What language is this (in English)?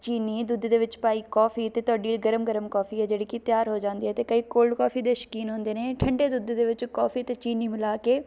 Punjabi